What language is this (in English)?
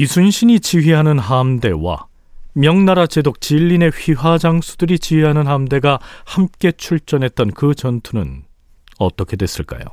Korean